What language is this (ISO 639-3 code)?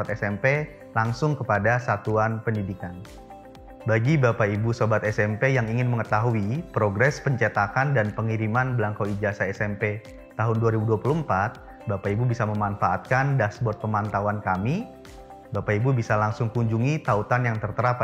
ind